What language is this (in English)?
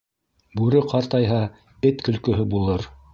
Bashkir